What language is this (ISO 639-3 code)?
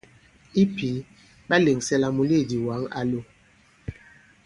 abb